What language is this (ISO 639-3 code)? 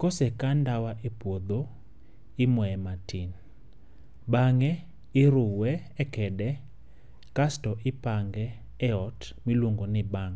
luo